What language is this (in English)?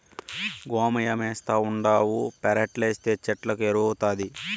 Telugu